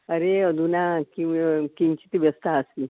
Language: Sanskrit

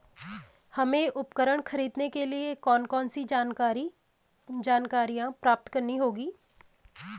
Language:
Hindi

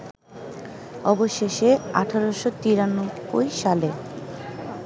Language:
Bangla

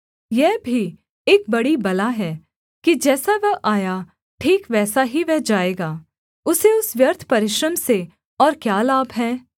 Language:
Hindi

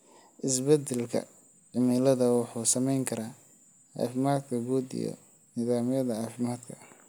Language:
Somali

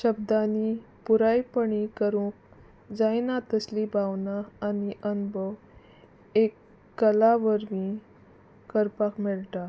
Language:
Konkani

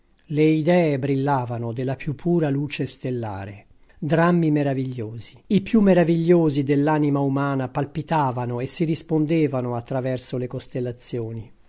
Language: Italian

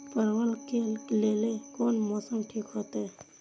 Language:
Maithili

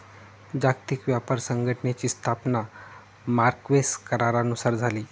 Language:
Marathi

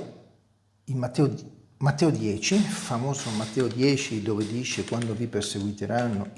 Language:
Italian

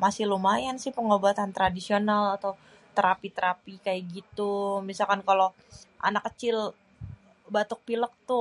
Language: Betawi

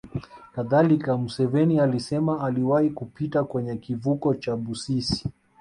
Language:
Swahili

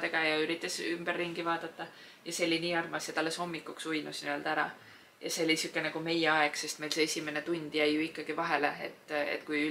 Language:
Finnish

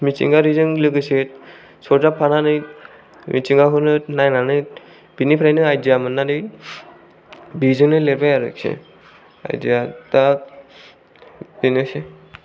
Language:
Bodo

